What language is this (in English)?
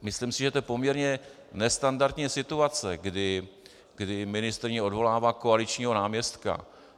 Czech